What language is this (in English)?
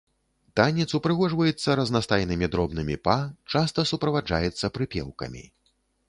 Belarusian